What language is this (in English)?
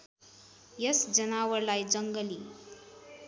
Nepali